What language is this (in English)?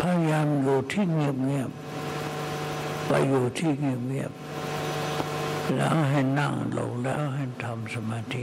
Thai